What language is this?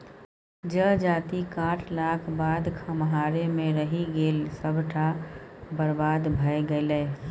Maithili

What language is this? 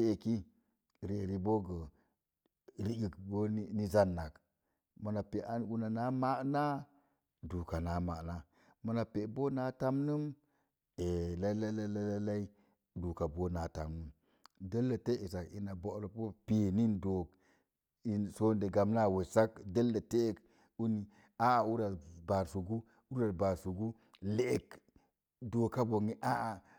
Mom Jango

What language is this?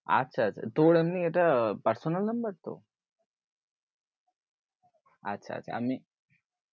Bangla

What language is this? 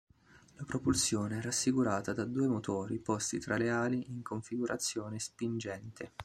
Italian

